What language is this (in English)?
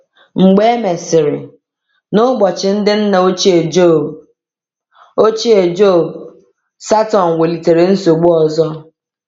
Igbo